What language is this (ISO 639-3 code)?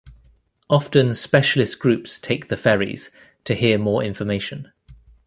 eng